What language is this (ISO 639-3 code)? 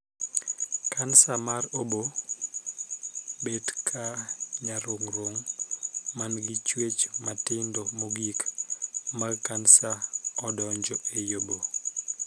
luo